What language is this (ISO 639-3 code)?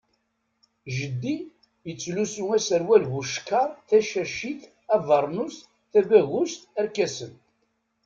kab